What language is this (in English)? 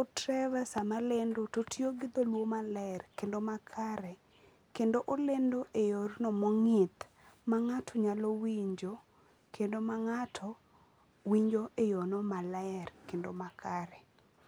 Luo (Kenya and Tanzania)